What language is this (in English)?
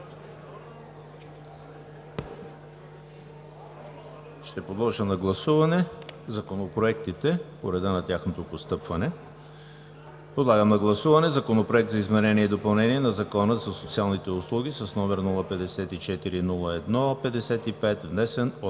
Bulgarian